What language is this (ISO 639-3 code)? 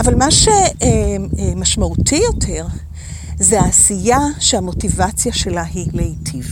heb